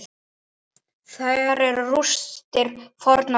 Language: Icelandic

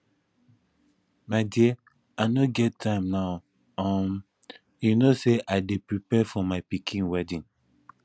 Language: Nigerian Pidgin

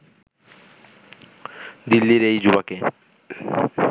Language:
Bangla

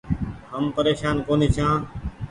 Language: Goaria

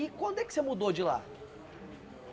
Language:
Portuguese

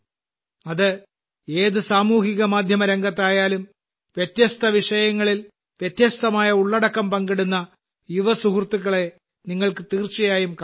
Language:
Malayalam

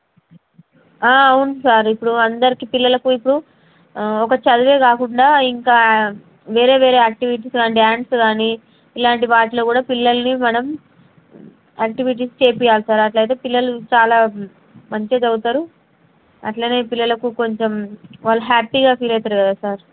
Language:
Telugu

